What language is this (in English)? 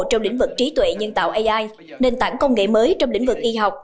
Vietnamese